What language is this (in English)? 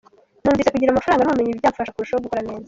Kinyarwanda